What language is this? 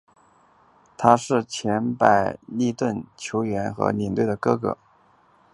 Chinese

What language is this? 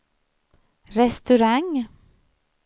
Swedish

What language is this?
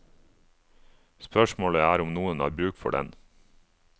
Norwegian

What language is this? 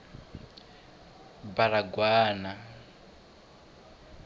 Tsonga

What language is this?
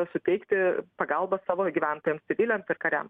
Lithuanian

